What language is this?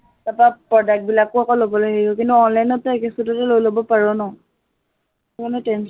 Assamese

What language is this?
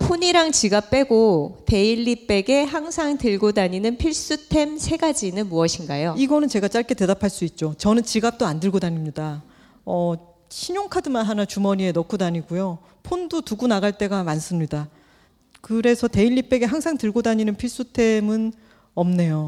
Korean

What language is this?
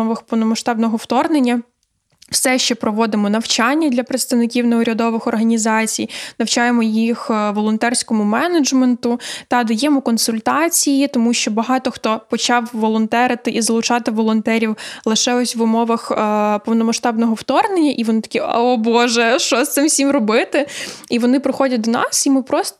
Ukrainian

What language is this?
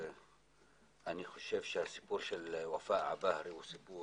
Hebrew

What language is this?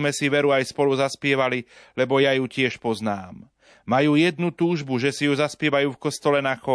Slovak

